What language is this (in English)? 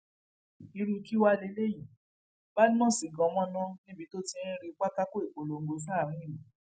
Yoruba